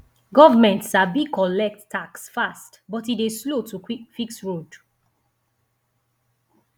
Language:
Nigerian Pidgin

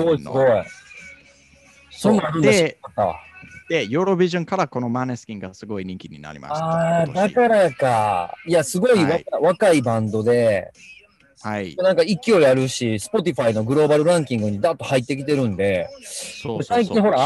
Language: Japanese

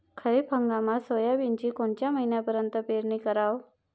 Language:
Marathi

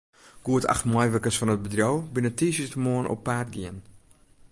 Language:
Western Frisian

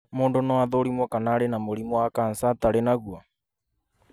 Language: Kikuyu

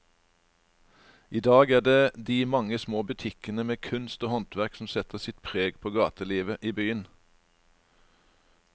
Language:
Norwegian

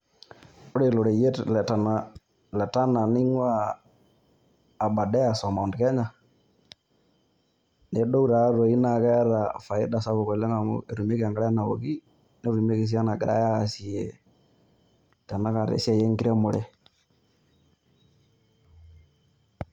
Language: Masai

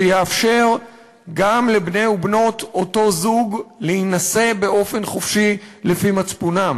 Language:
Hebrew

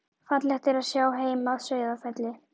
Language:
Icelandic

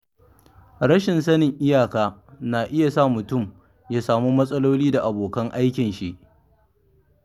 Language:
Hausa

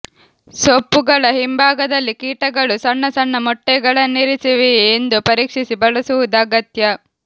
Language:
Kannada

